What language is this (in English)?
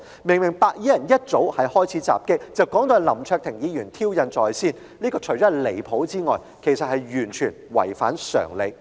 Cantonese